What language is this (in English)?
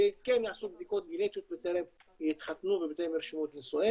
Hebrew